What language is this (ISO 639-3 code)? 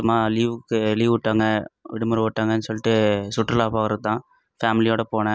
tam